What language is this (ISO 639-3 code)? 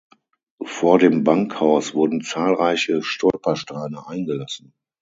deu